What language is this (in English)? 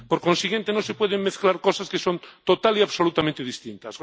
Spanish